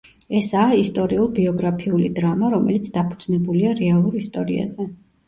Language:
Georgian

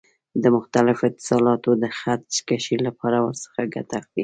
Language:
Pashto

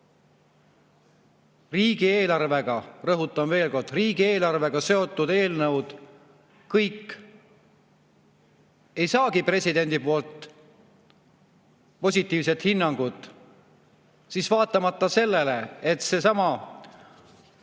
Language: Estonian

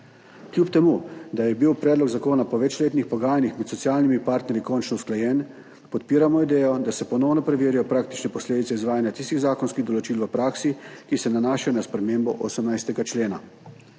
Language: Slovenian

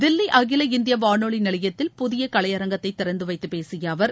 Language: Tamil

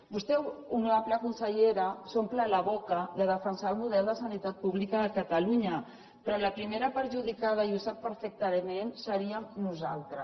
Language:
Catalan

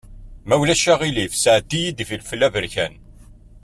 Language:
Kabyle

